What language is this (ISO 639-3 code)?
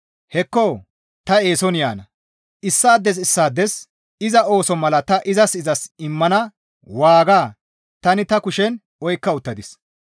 gmv